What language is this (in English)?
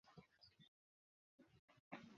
Bangla